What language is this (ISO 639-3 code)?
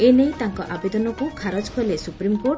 ori